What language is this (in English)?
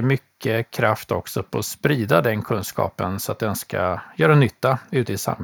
Swedish